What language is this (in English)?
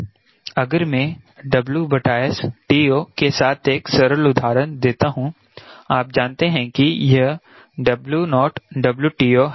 Hindi